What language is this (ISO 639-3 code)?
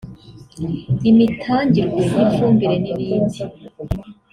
kin